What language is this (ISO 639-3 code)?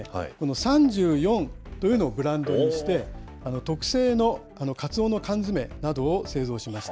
jpn